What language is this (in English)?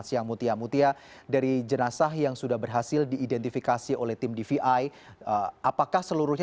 Indonesian